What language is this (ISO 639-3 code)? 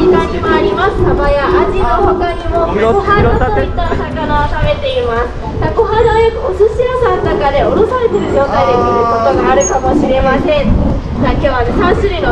jpn